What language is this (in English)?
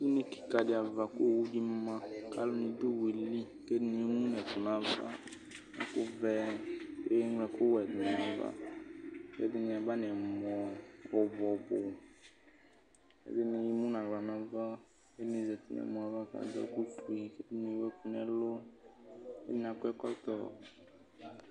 Ikposo